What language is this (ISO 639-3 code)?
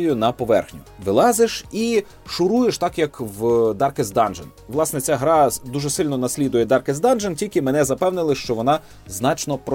ukr